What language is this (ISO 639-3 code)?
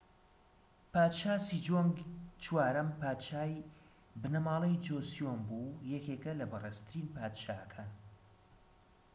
ckb